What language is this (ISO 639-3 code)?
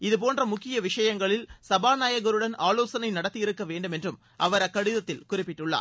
tam